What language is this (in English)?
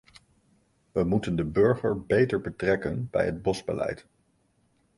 Dutch